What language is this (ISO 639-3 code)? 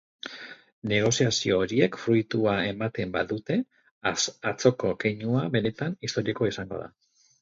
eus